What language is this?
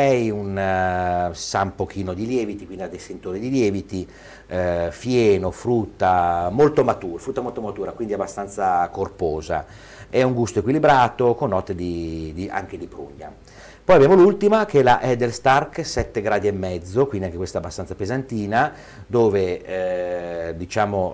Italian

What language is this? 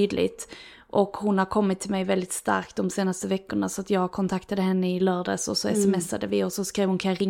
Swedish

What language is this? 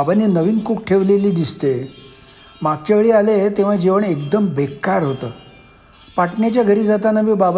Marathi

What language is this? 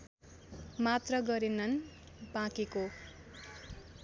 Nepali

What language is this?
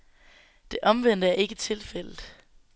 Danish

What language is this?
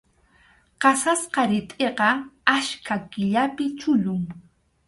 Arequipa-La Unión Quechua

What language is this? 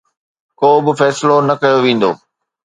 Sindhi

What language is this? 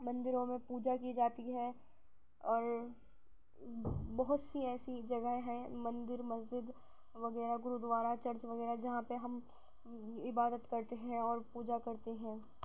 Urdu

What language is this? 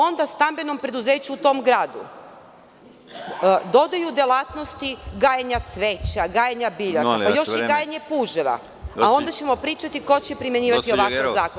Serbian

